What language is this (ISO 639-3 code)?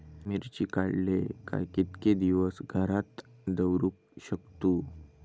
mar